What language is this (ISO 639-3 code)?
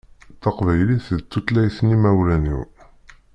kab